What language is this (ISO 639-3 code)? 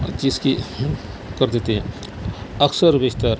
urd